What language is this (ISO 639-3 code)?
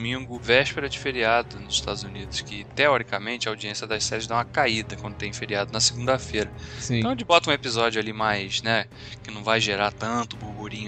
por